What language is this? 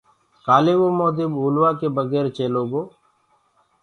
Gurgula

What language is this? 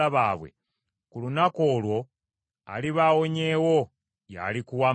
Ganda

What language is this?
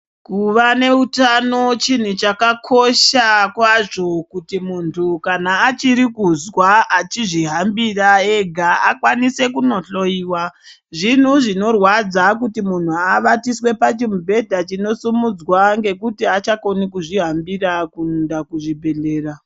Ndau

